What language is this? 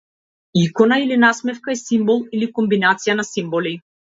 Macedonian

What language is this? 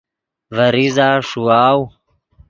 Yidgha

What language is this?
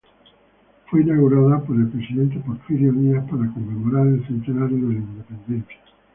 Spanish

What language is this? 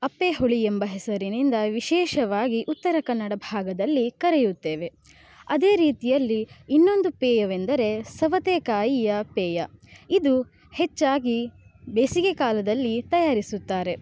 Kannada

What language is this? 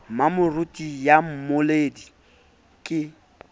Southern Sotho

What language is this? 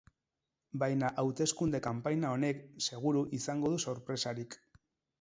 Basque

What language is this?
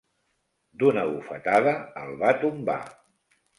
Catalan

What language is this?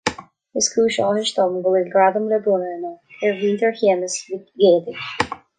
Irish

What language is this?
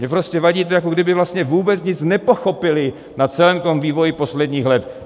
Czech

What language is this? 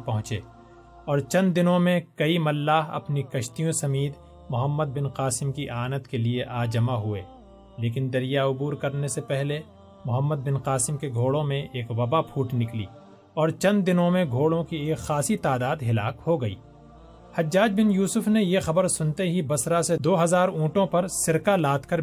Urdu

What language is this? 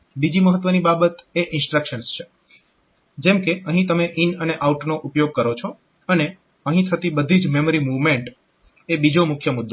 Gujarati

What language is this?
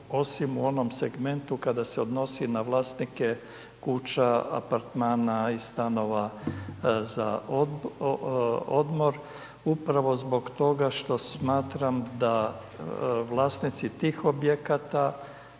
Croatian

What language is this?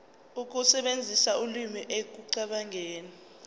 Zulu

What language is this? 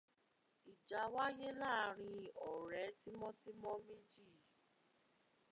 Yoruba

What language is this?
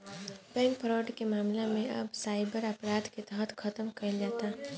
Bhojpuri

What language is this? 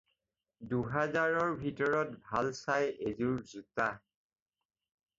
Assamese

